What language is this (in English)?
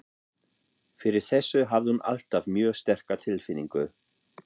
Icelandic